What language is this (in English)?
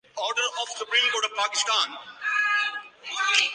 Urdu